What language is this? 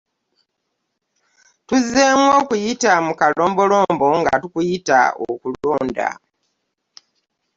Ganda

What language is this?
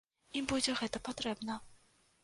Belarusian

